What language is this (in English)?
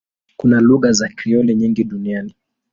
Swahili